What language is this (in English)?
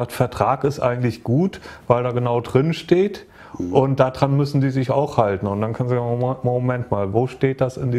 German